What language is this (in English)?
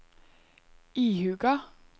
Norwegian